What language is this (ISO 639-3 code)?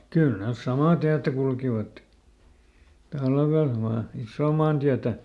fin